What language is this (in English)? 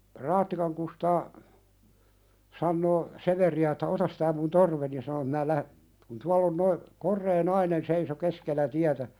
Finnish